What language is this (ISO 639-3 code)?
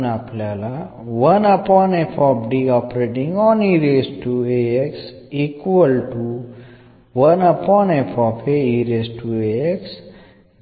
mal